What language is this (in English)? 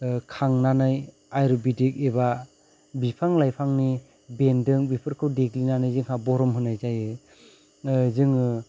Bodo